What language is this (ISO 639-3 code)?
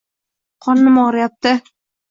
uzb